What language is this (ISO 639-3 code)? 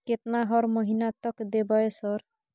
mai